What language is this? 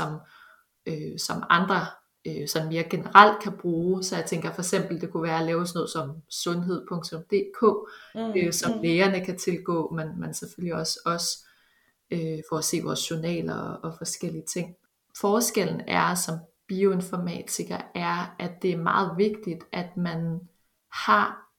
Danish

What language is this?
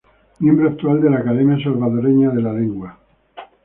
Spanish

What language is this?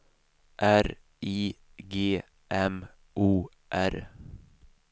Swedish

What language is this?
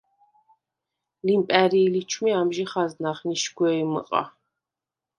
Svan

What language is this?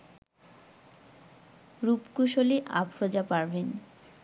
Bangla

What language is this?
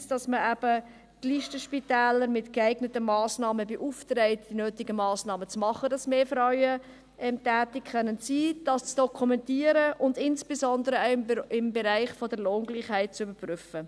Swiss German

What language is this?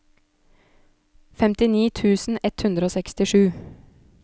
Norwegian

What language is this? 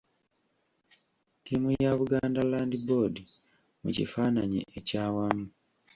Ganda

